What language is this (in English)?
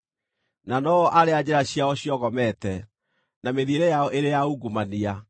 Kikuyu